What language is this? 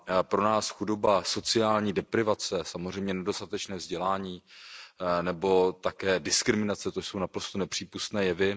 Czech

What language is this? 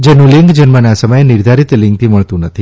Gujarati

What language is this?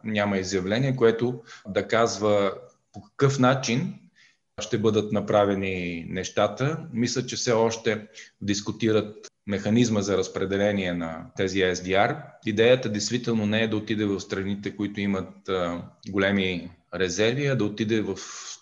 Bulgarian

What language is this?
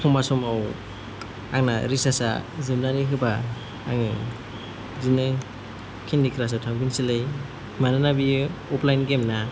Bodo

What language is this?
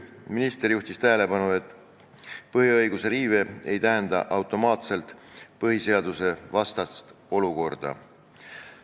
Estonian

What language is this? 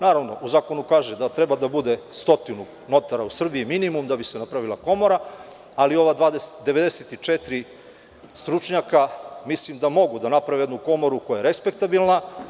Serbian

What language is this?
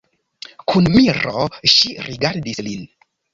Esperanto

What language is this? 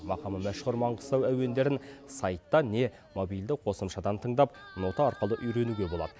Kazakh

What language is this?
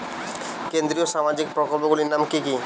Bangla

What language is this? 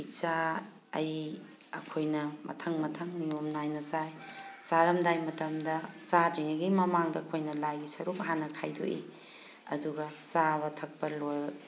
Manipuri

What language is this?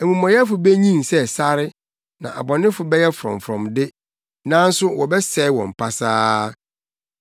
Akan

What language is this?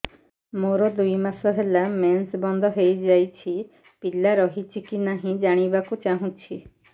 Odia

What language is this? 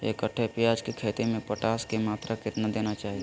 Magahi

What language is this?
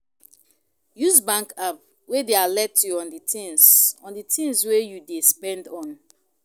Nigerian Pidgin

